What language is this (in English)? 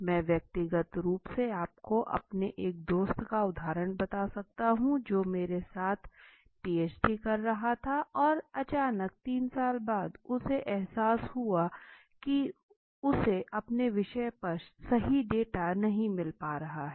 Hindi